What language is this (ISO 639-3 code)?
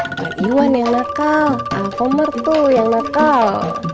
ind